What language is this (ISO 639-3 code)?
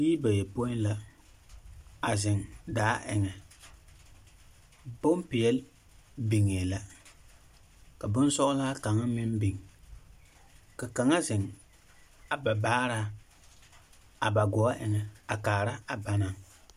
dga